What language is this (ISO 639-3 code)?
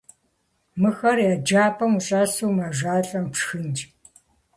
kbd